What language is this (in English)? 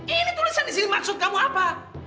Indonesian